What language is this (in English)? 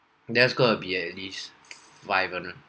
English